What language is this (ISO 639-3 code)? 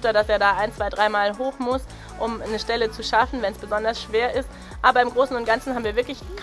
deu